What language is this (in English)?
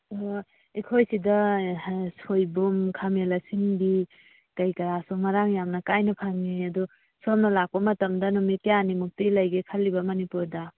Manipuri